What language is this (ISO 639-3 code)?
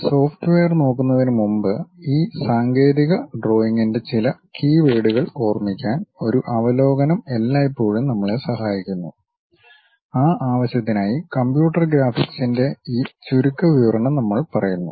mal